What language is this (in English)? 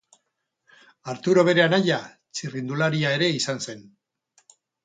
Basque